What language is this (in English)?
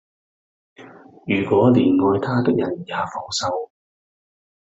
Cantonese